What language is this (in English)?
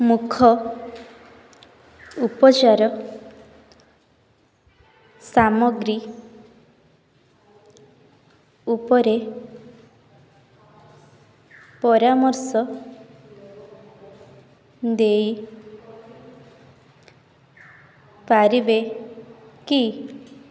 Odia